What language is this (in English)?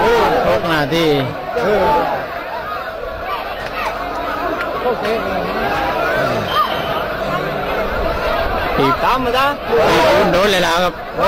Thai